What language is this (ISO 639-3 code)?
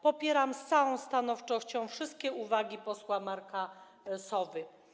pol